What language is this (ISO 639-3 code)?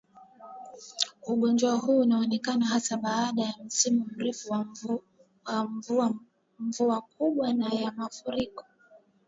swa